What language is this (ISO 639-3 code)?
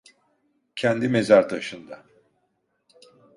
tur